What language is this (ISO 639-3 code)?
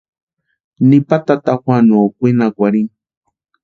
pua